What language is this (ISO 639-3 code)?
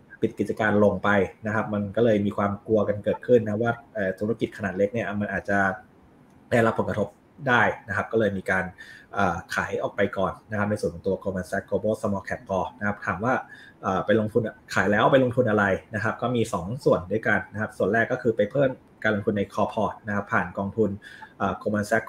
tha